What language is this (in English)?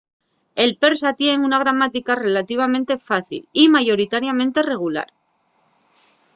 Asturian